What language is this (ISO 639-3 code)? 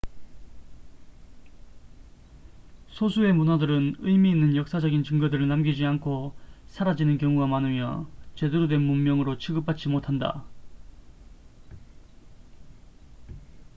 kor